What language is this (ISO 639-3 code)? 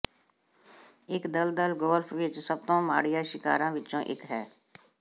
pan